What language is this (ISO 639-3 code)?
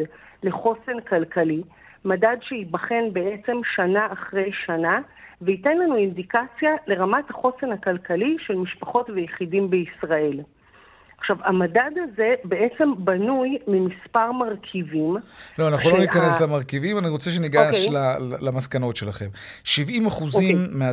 heb